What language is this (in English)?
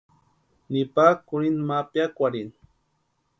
Western Highland Purepecha